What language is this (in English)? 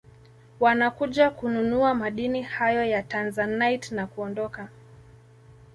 Swahili